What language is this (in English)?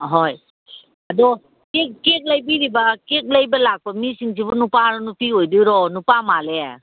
Manipuri